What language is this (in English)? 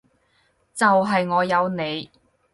Cantonese